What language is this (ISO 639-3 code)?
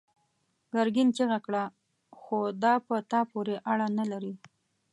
pus